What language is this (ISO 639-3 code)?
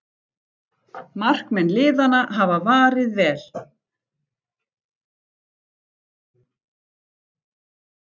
isl